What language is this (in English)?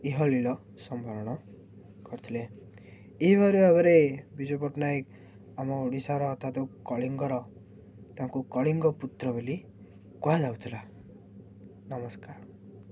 Odia